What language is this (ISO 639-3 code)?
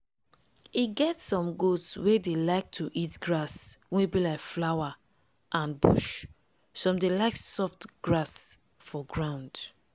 pcm